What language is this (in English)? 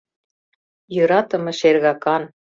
Mari